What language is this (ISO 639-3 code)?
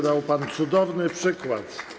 pol